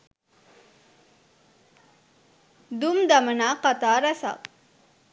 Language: Sinhala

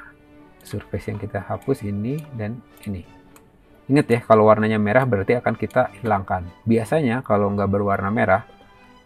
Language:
Indonesian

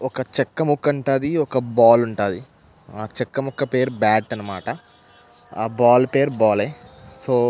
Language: Telugu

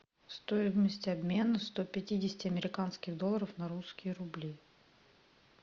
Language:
Russian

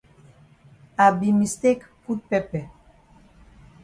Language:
Cameroon Pidgin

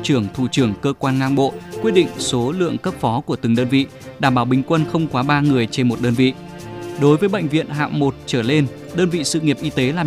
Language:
Vietnamese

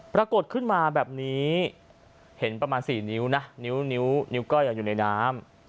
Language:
Thai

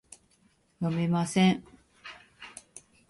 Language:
Japanese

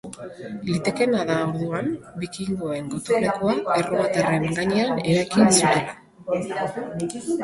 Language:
Basque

